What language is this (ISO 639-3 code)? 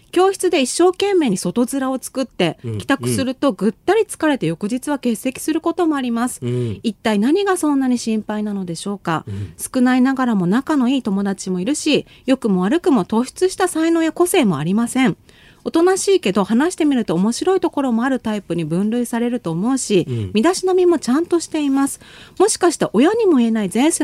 jpn